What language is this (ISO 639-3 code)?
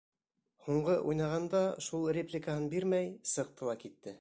bak